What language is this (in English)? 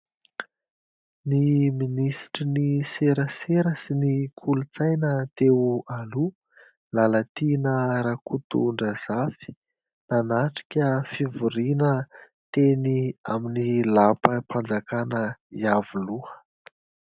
Malagasy